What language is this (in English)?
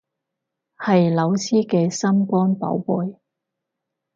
Cantonese